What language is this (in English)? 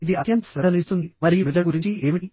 Telugu